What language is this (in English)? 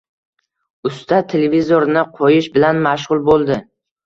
Uzbek